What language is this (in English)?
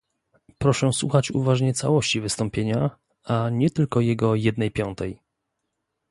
Polish